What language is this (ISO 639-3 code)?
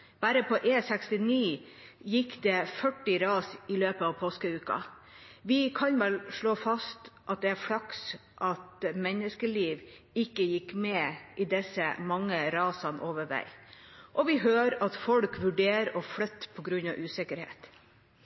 nob